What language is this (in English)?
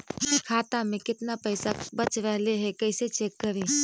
Magahi